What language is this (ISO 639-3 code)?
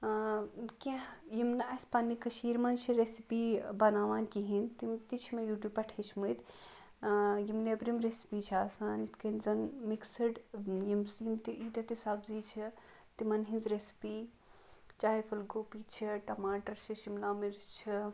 kas